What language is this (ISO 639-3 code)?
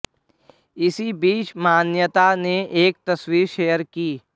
hin